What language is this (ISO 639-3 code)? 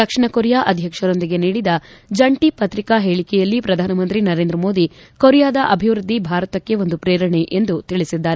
kan